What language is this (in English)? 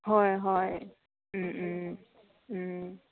Assamese